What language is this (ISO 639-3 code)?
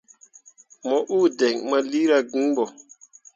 mua